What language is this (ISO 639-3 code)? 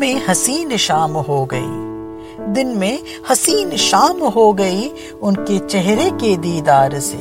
hin